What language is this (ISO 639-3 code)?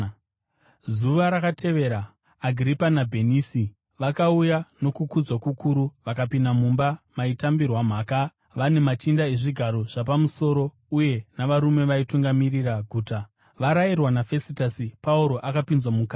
sna